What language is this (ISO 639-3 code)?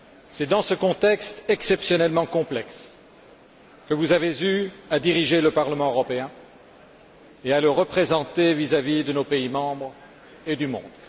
fra